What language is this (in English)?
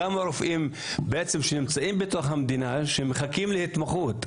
Hebrew